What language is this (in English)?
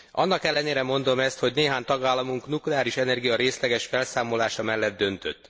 Hungarian